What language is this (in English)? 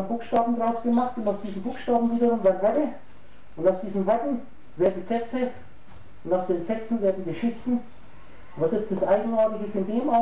German